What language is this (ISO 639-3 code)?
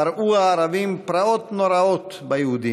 heb